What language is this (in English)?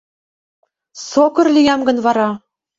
Mari